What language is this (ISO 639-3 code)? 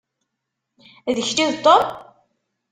kab